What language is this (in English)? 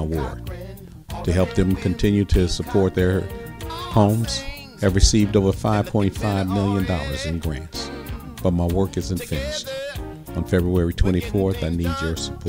English